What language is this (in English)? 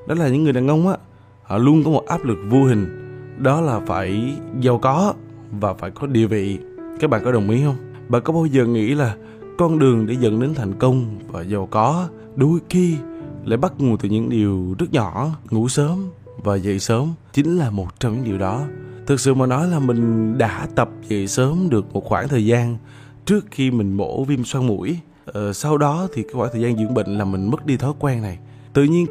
Vietnamese